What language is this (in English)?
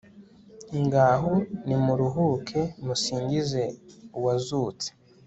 Kinyarwanda